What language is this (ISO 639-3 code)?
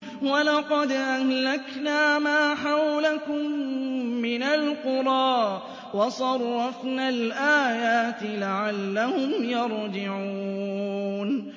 ara